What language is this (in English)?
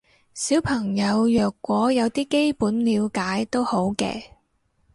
Cantonese